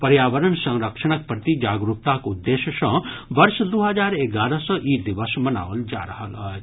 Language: Maithili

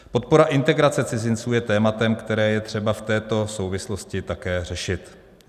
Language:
Czech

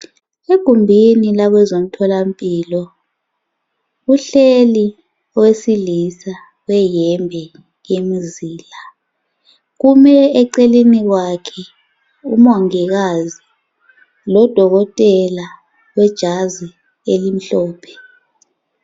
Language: North Ndebele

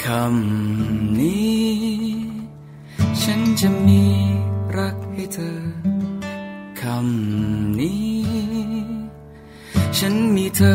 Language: Thai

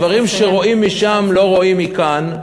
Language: Hebrew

